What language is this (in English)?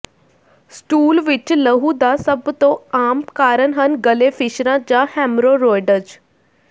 Punjabi